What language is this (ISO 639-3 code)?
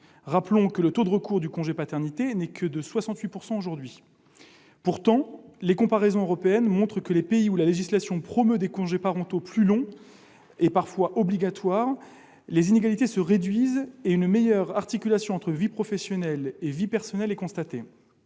fra